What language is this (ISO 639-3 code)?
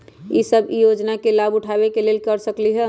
mag